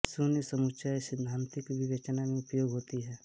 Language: Hindi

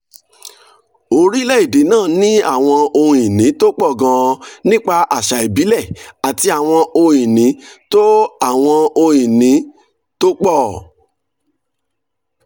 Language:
Yoruba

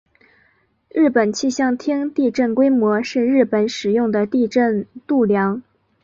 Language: Chinese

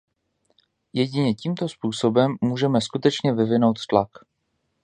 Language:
Czech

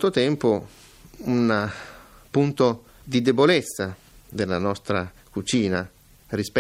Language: Italian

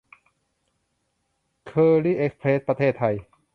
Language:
Thai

